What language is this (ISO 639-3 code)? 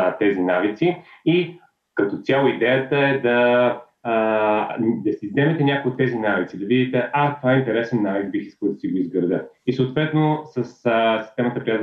bul